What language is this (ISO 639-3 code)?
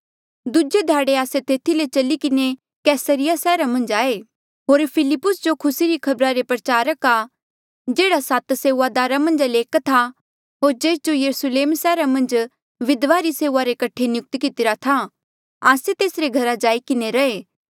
mjl